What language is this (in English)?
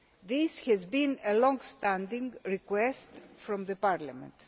English